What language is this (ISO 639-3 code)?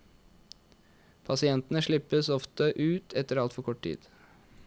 nor